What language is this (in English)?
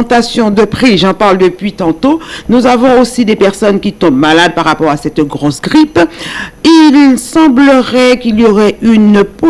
French